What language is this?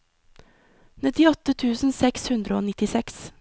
Norwegian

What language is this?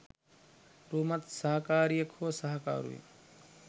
Sinhala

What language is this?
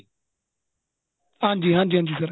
Punjabi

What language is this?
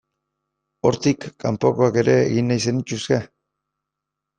Basque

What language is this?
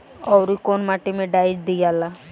Bhojpuri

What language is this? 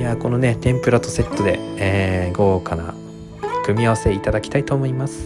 Japanese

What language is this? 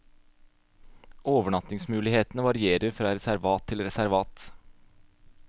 Norwegian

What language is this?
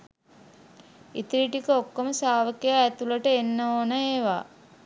Sinhala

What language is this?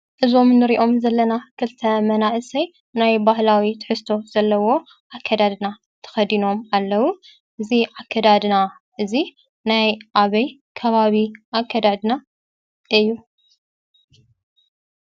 Tigrinya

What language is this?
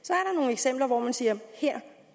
Danish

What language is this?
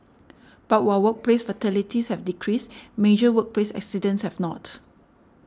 English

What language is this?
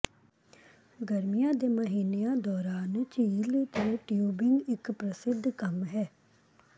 Punjabi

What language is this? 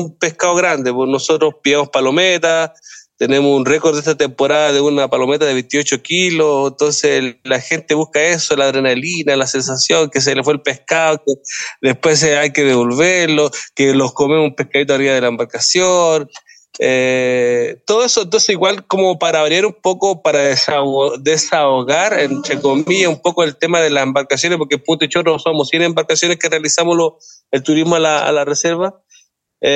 Spanish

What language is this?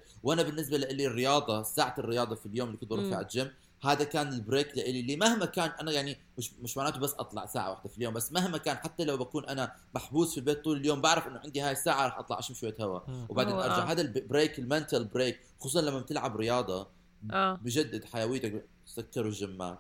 Arabic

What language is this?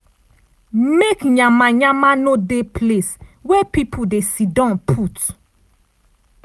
Nigerian Pidgin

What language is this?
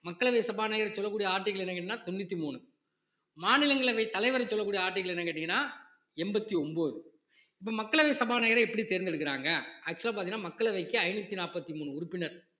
Tamil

